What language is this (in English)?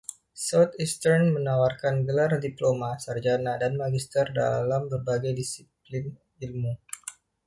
Indonesian